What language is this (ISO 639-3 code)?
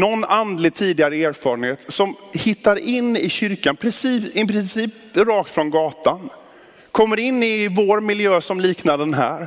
swe